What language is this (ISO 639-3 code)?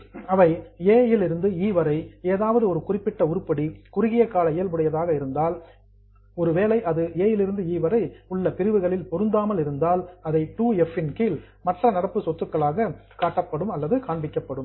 tam